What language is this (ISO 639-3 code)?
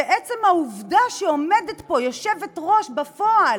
heb